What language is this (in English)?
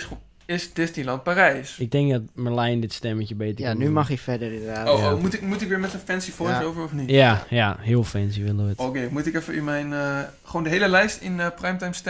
Dutch